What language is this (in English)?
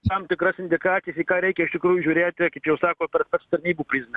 Lithuanian